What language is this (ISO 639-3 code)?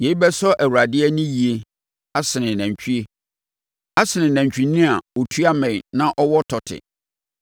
aka